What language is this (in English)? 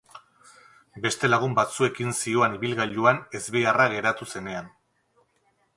Basque